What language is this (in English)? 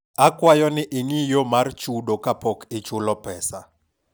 Luo (Kenya and Tanzania)